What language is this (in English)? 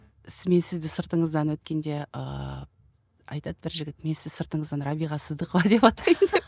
Kazakh